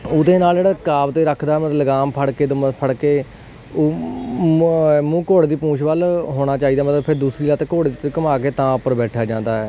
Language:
Punjabi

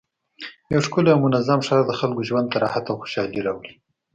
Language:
Pashto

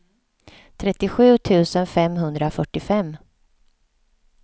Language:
Swedish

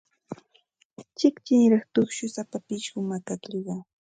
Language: Santa Ana de Tusi Pasco Quechua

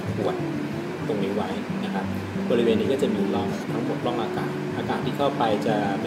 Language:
Thai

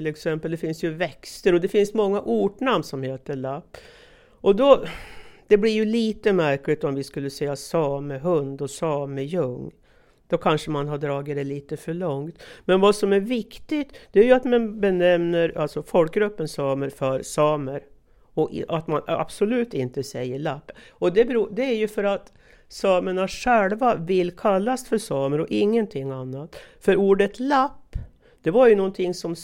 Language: Swedish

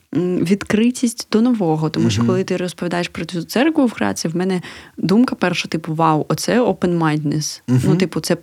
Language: Ukrainian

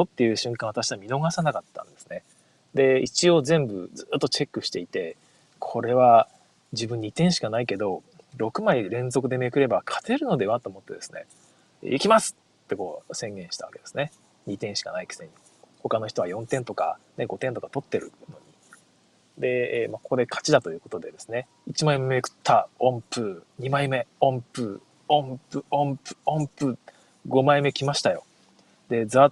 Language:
Japanese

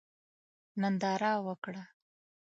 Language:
Pashto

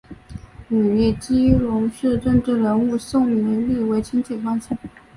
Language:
Chinese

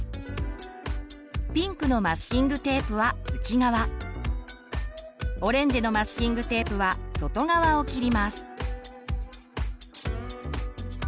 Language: Japanese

